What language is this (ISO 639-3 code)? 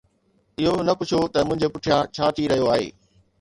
snd